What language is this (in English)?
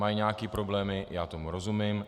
Czech